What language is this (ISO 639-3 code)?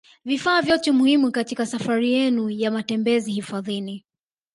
swa